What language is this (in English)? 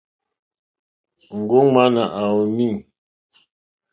Mokpwe